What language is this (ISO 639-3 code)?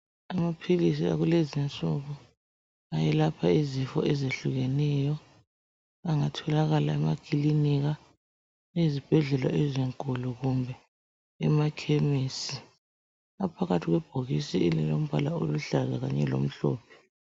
nde